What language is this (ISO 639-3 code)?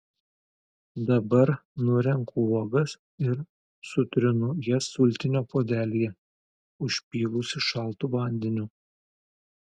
lit